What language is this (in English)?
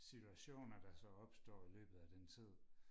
Danish